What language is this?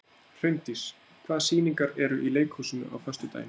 Icelandic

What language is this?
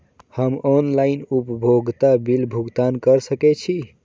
Maithili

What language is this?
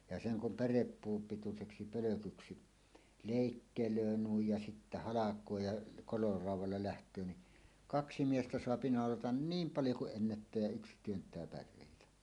Finnish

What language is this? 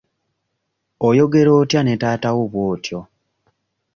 Ganda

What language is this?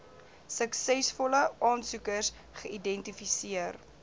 Afrikaans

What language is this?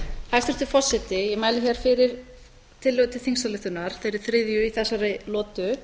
Icelandic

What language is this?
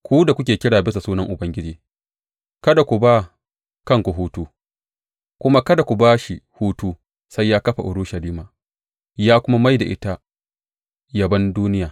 Hausa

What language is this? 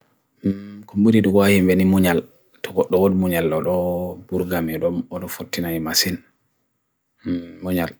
Bagirmi Fulfulde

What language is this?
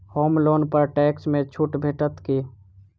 Maithili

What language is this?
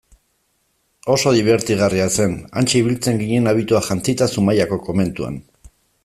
Basque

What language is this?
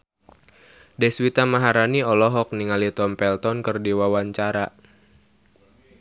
Sundanese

